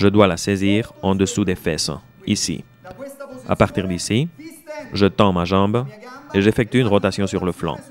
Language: French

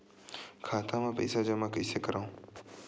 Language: Chhattisgarhi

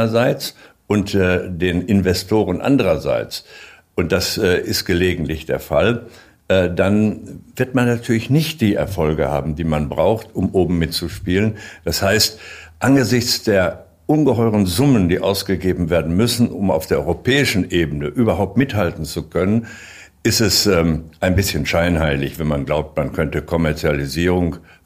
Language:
German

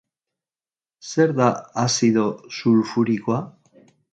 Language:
Basque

